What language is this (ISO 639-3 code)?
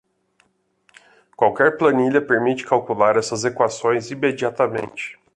por